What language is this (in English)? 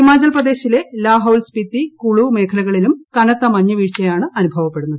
Malayalam